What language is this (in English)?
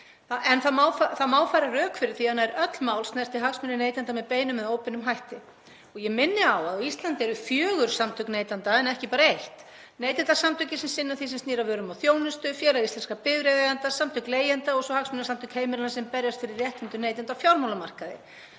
Icelandic